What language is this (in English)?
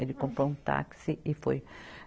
Portuguese